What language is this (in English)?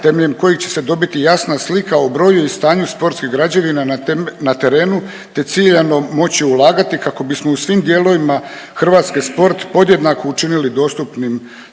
Croatian